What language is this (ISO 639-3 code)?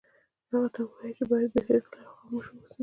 pus